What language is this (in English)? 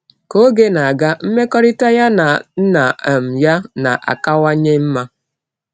Igbo